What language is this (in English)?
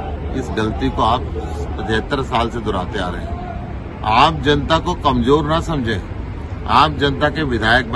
Hindi